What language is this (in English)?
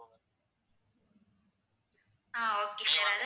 Tamil